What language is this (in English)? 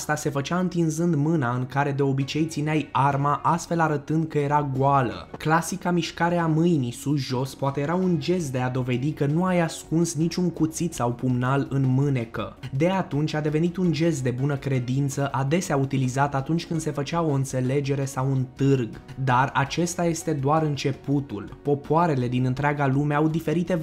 Romanian